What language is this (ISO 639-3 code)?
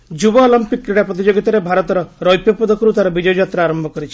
ori